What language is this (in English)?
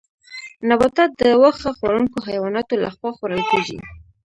Pashto